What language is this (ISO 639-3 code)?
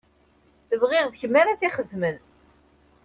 kab